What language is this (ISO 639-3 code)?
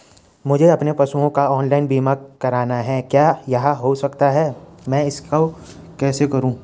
hin